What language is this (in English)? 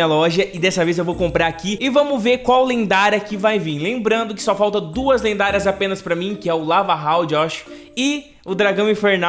Portuguese